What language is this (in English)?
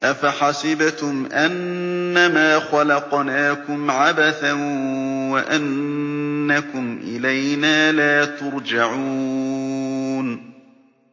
Arabic